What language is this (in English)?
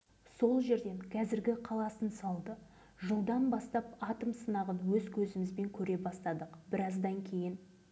Kazakh